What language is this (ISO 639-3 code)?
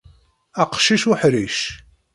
kab